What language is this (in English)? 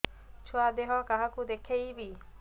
Odia